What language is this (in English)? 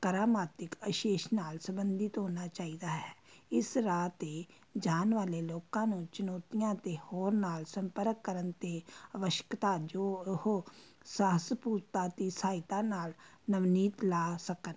Punjabi